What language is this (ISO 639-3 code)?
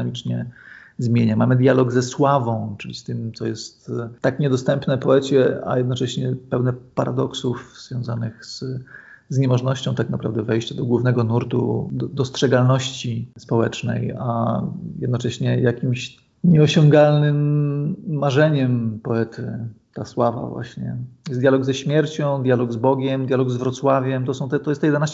pol